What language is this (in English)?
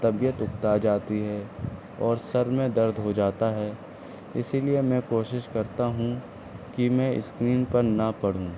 Urdu